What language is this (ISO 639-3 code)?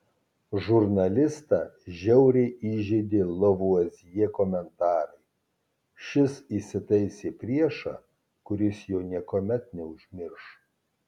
lit